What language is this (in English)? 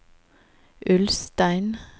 Norwegian